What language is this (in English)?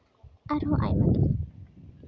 Santali